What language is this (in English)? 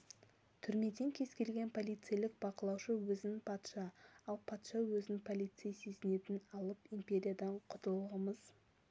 Kazakh